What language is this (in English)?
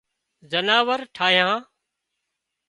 Wadiyara Koli